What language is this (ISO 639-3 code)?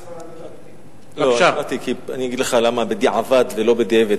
heb